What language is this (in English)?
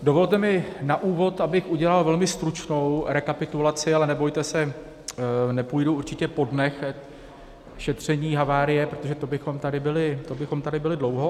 Czech